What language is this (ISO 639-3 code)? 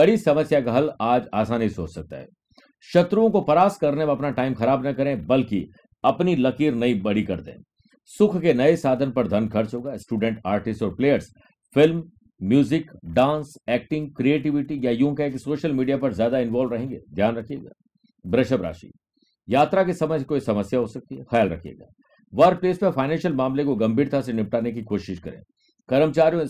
hin